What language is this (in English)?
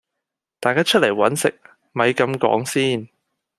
Cantonese